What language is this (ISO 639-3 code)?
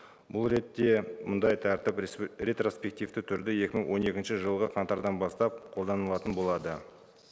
kaz